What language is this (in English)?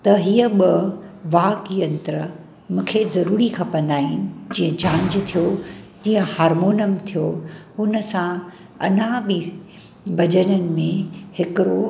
Sindhi